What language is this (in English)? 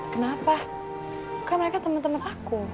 Indonesian